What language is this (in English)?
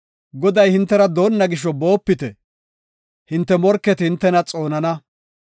Gofa